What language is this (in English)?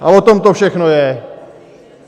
Czech